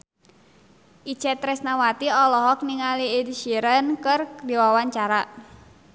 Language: Sundanese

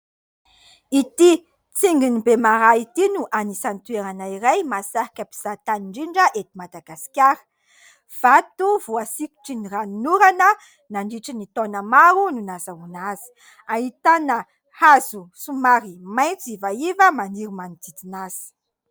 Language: Malagasy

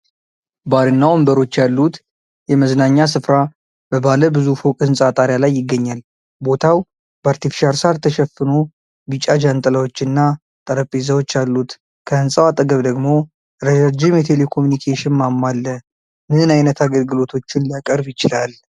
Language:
Amharic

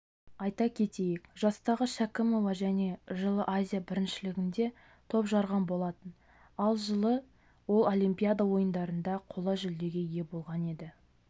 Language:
Kazakh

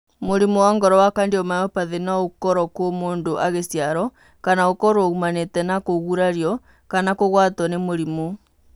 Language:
Kikuyu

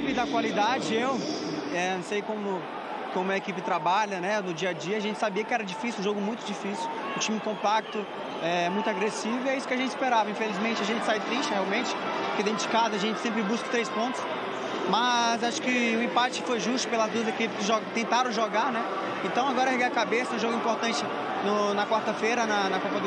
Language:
Portuguese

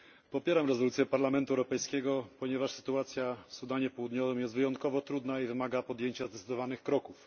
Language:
Polish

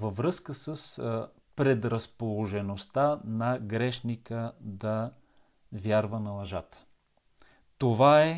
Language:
Bulgarian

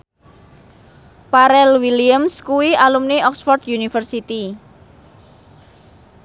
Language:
Javanese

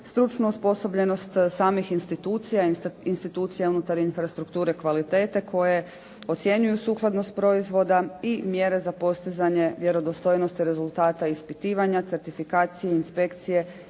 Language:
Croatian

